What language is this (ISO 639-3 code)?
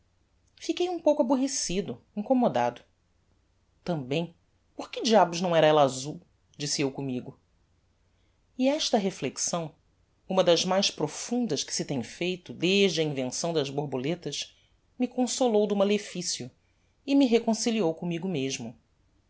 por